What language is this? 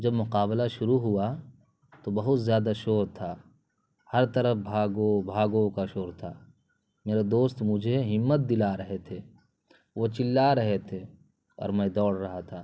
Urdu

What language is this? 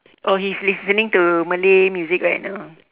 English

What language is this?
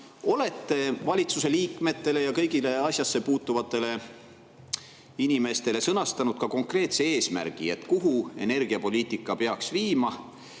Estonian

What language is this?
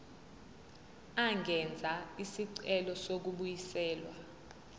Zulu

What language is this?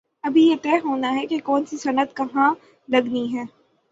Urdu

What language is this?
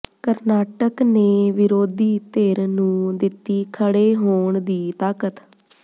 Punjabi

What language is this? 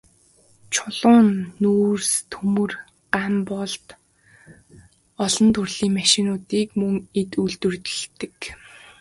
Mongolian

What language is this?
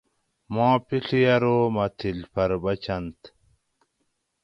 Gawri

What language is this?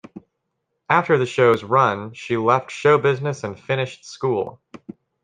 English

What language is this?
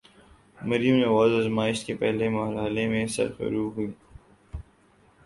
Urdu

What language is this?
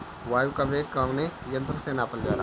Bhojpuri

